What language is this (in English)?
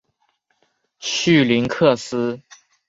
Chinese